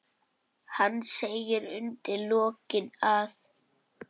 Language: Icelandic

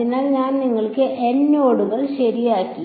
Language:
Malayalam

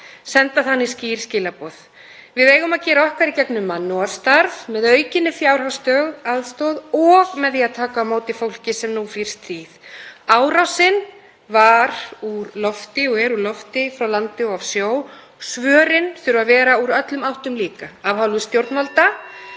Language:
Icelandic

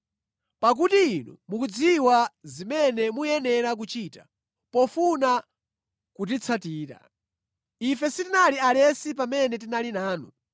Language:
Nyanja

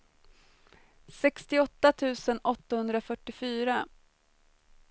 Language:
Swedish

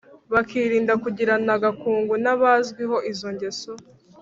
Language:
Kinyarwanda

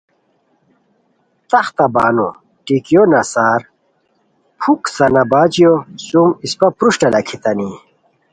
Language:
Khowar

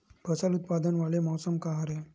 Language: Chhattisgarhi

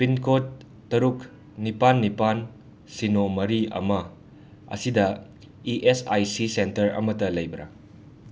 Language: Manipuri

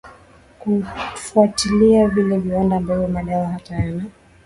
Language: Swahili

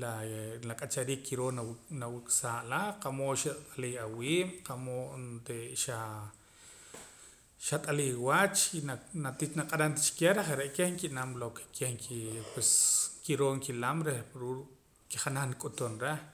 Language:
Poqomam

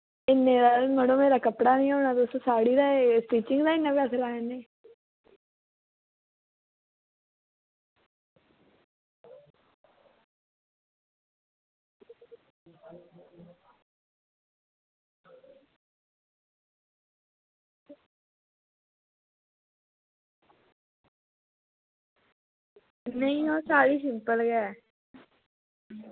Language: Dogri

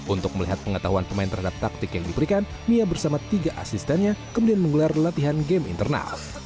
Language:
Indonesian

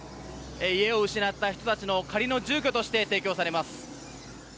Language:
Japanese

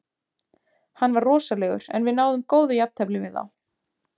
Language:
Icelandic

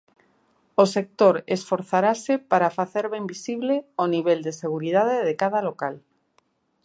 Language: Galician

